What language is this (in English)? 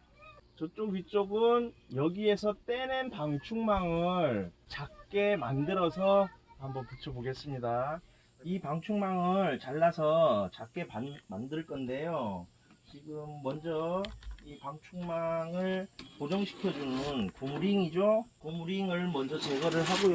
Korean